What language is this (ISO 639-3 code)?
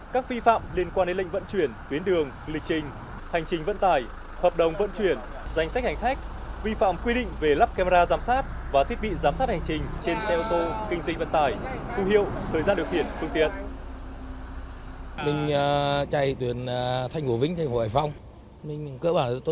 vie